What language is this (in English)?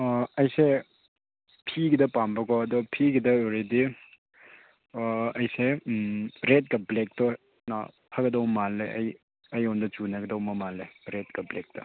Manipuri